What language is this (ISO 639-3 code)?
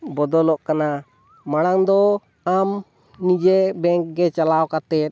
sat